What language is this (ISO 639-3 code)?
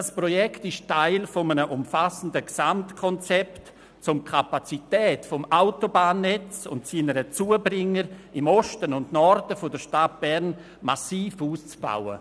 gsw